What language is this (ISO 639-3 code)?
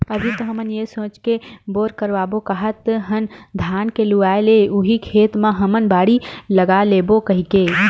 hne